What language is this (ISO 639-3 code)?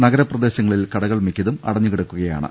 mal